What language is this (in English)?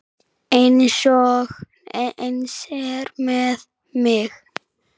Icelandic